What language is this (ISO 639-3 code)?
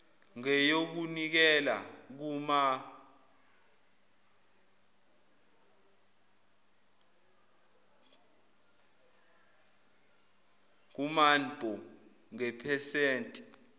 zul